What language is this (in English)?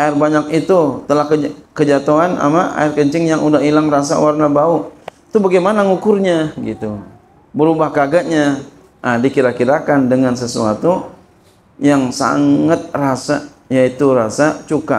Indonesian